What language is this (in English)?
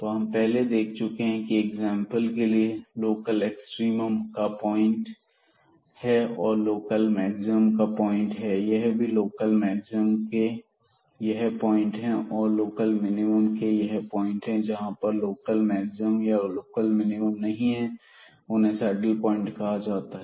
Hindi